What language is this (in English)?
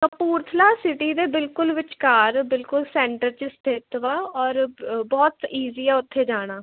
Punjabi